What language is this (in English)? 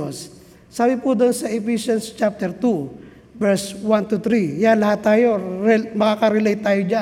Filipino